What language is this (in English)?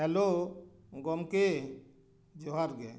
Santali